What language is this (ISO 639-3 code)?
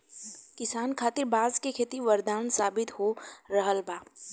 bho